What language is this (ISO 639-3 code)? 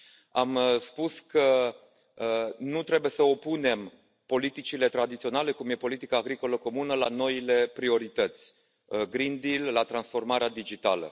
ron